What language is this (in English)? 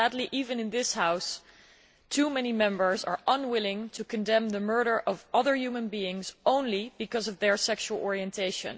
English